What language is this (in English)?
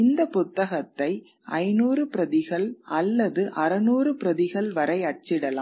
Tamil